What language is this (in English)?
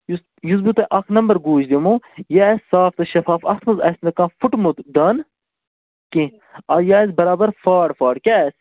Kashmiri